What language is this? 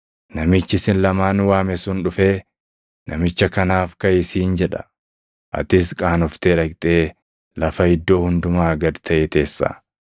Oromo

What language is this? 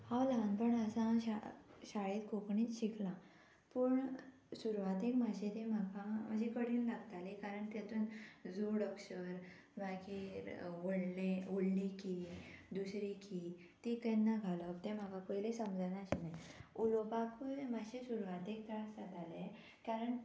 Konkani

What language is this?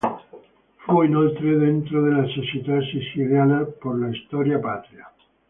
Italian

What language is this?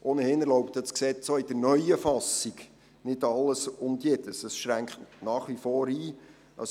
Swiss German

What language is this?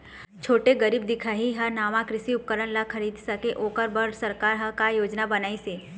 Chhattisgarhi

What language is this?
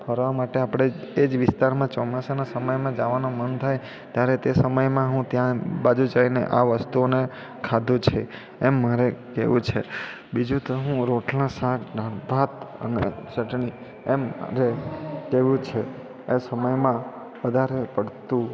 Gujarati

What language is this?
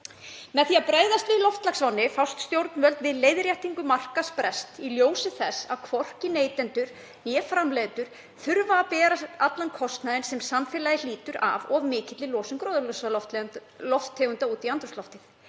Icelandic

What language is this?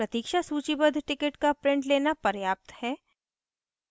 Hindi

